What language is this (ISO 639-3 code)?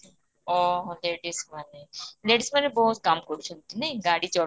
ori